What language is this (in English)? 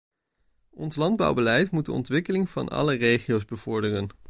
Dutch